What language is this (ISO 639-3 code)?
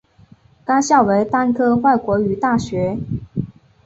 zho